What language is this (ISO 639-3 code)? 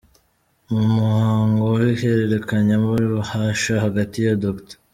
kin